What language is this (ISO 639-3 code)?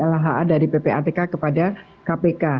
ind